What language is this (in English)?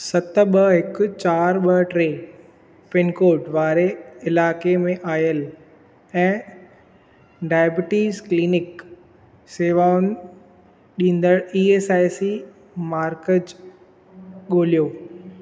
Sindhi